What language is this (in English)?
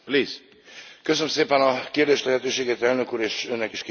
Hungarian